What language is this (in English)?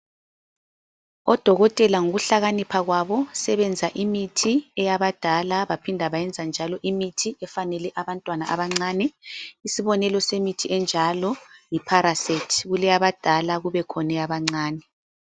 North Ndebele